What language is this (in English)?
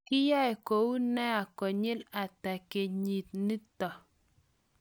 Kalenjin